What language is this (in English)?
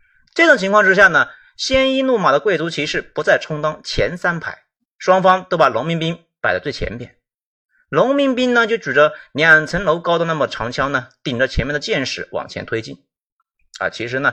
Chinese